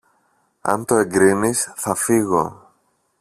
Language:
Greek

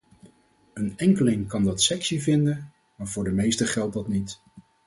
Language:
Dutch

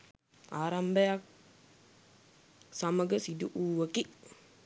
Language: Sinhala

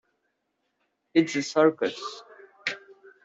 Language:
English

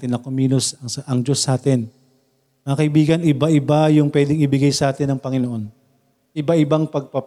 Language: Filipino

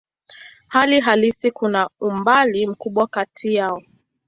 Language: Swahili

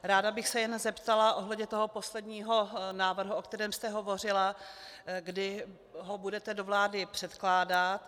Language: Czech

